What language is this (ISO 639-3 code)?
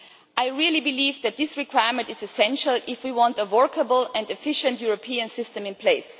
eng